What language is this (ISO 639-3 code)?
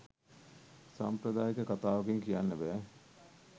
sin